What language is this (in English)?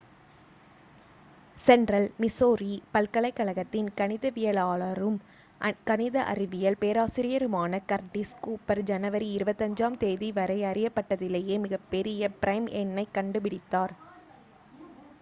Tamil